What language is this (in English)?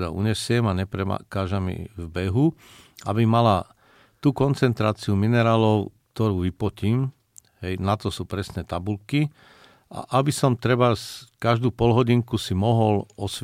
Slovak